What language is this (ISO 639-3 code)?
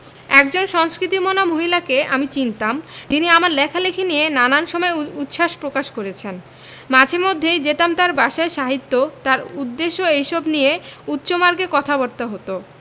ben